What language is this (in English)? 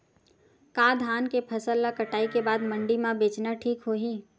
Chhattisgarhi